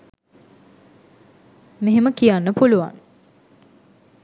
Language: Sinhala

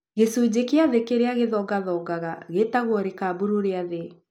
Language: Kikuyu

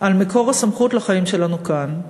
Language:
Hebrew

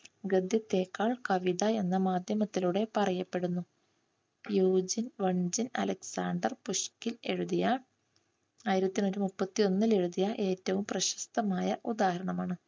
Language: Malayalam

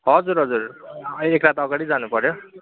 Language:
Nepali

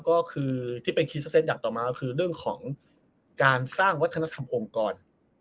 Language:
Thai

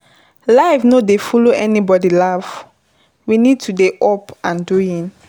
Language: Nigerian Pidgin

